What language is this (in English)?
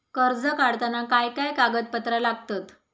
Marathi